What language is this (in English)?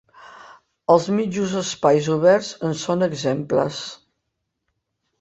Catalan